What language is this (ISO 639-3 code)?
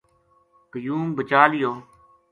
gju